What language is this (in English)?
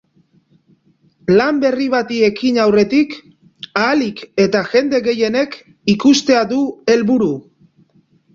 Basque